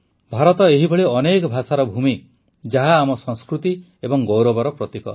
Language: Odia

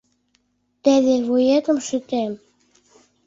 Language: Mari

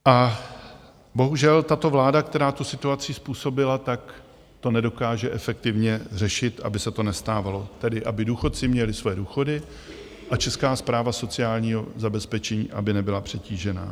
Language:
Czech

